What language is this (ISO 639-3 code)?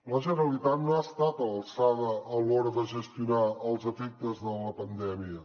cat